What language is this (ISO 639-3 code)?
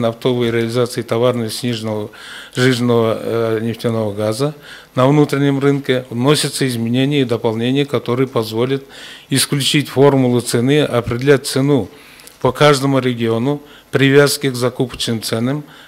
rus